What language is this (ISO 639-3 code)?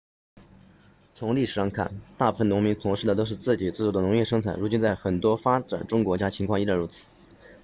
zho